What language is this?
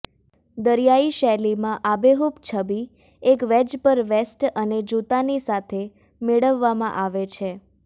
Gujarati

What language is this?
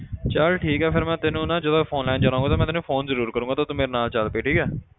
Punjabi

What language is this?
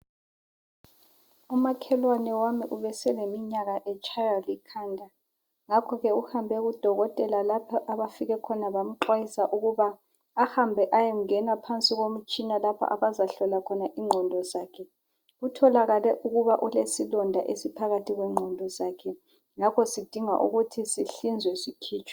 North Ndebele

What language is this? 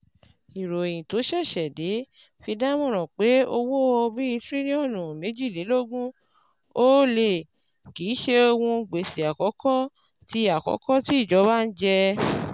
Yoruba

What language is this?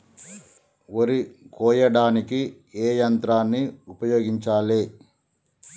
Telugu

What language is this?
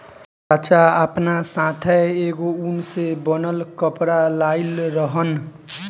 Bhojpuri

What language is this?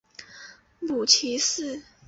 Chinese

